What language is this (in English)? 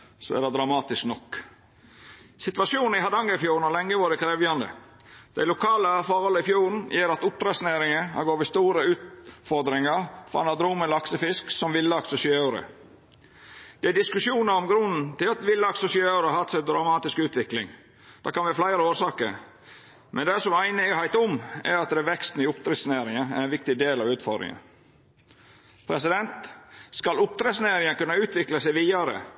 Norwegian Nynorsk